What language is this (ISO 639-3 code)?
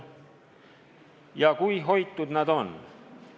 est